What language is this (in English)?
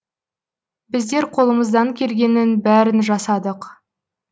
Kazakh